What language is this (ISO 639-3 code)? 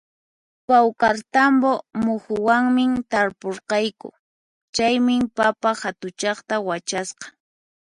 qxp